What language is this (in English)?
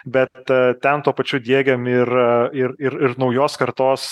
Lithuanian